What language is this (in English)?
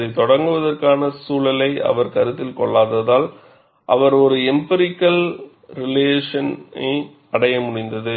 Tamil